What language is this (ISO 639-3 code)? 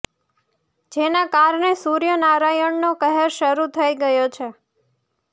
guj